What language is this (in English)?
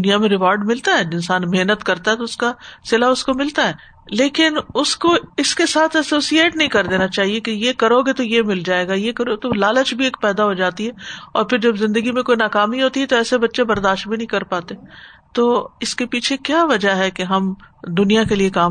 Urdu